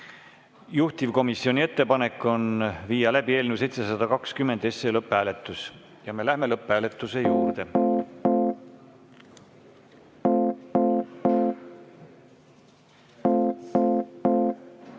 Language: Estonian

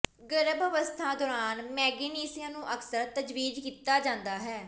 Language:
Punjabi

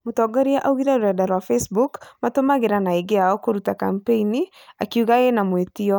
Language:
Kikuyu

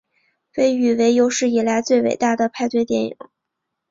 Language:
Chinese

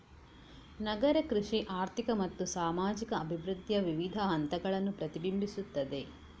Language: Kannada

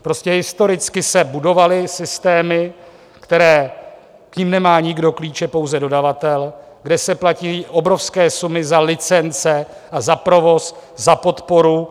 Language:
Czech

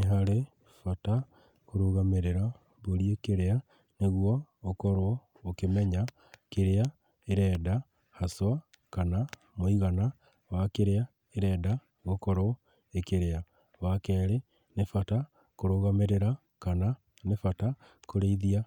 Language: Kikuyu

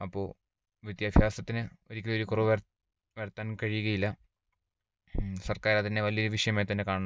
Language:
Malayalam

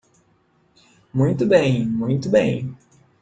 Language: Portuguese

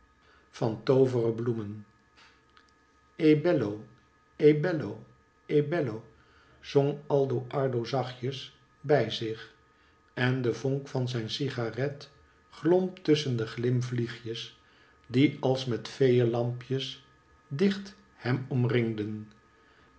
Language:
Dutch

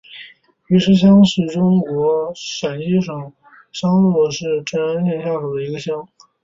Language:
Chinese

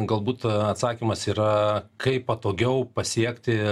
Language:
Lithuanian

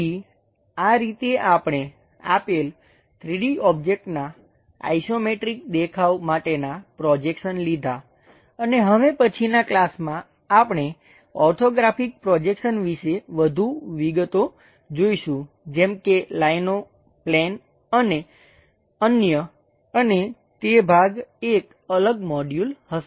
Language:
Gujarati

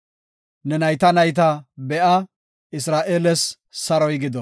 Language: Gofa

